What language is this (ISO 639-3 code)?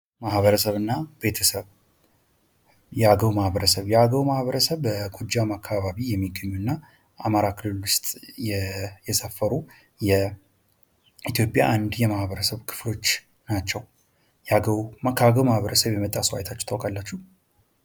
amh